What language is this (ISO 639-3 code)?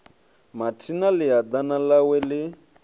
ven